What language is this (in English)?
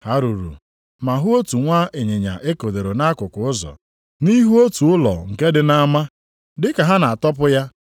Igbo